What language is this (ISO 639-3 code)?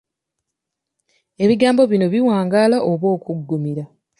lug